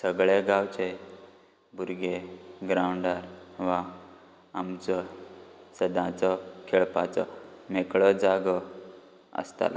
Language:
Konkani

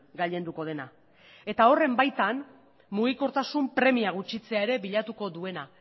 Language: Basque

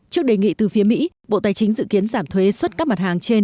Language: Vietnamese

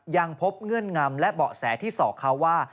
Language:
Thai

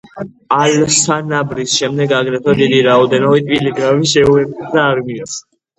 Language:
Georgian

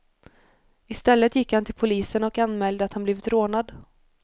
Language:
Swedish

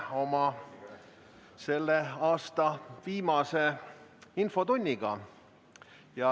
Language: Estonian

